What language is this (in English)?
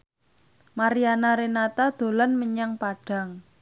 Javanese